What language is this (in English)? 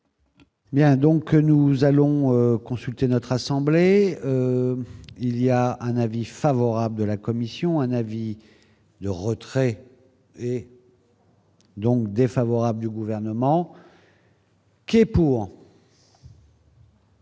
French